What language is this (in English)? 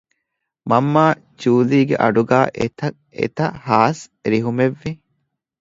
Divehi